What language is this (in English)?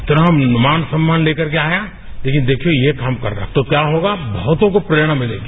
Hindi